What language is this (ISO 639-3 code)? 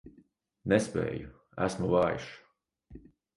lav